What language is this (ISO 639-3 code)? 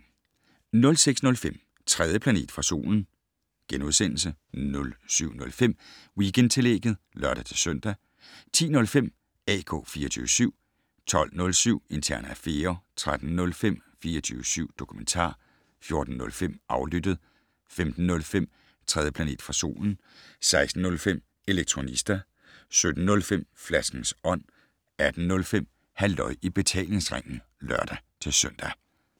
dan